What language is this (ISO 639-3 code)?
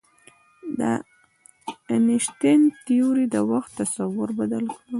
pus